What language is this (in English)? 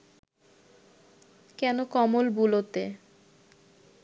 Bangla